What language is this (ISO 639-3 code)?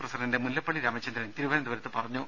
mal